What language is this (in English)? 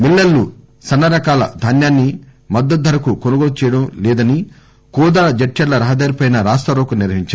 Telugu